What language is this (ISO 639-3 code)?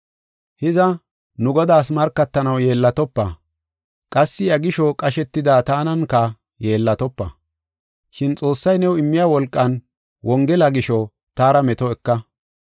gof